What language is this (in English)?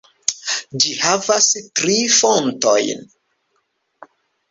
Esperanto